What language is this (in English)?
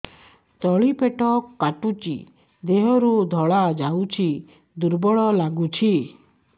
Odia